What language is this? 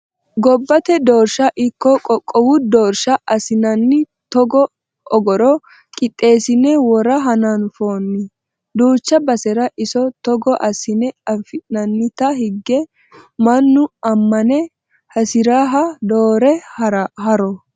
Sidamo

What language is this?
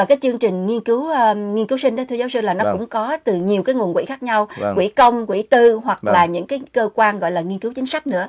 Vietnamese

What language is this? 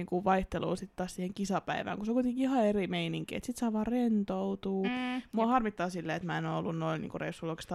Finnish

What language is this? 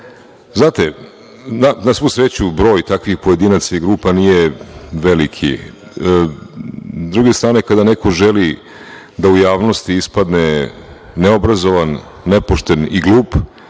Serbian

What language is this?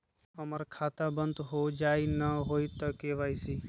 Magahi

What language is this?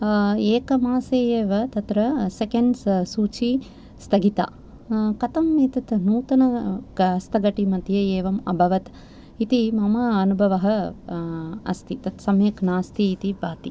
Sanskrit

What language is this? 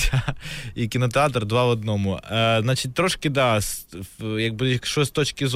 Ukrainian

